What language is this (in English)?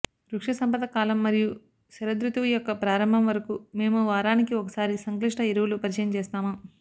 Telugu